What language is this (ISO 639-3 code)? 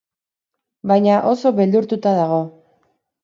eus